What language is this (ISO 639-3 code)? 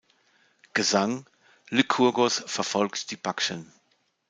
deu